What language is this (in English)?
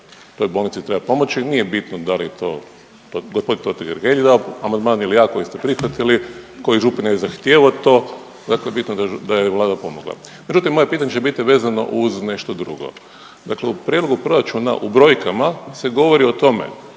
Croatian